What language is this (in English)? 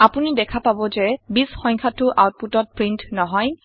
Assamese